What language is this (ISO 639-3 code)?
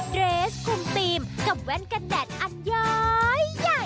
tha